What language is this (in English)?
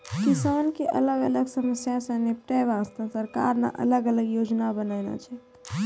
Maithili